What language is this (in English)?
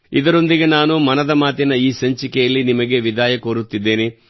Kannada